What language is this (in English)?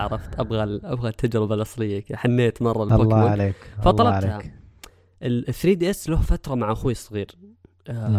Arabic